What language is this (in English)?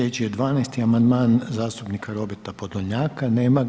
Croatian